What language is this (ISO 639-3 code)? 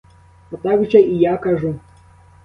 ukr